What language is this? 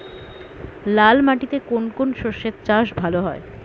Bangla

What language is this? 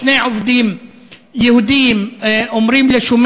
Hebrew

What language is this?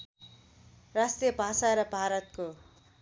Nepali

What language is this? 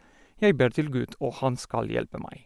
Norwegian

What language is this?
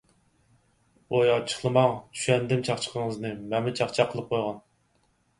Uyghur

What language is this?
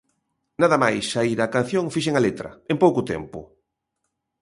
Galician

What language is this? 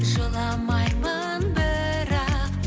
Kazakh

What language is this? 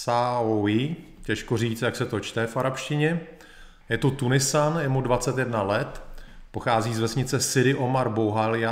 Czech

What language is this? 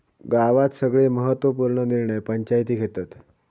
Marathi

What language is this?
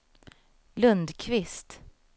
Swedish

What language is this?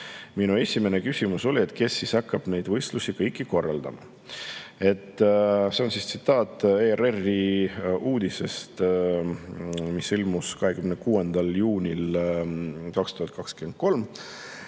Estonian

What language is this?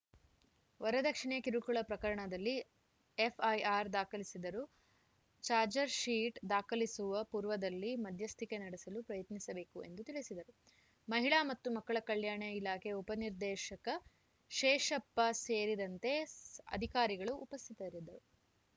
Kannada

